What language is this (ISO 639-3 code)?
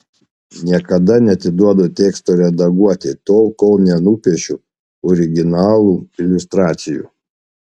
lit